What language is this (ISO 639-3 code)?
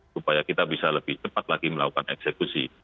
ind